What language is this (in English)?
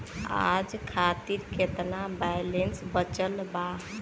Bhojpuri